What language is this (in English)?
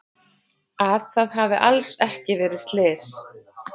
Icelandic